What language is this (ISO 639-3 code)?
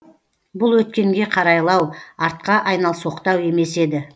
kaz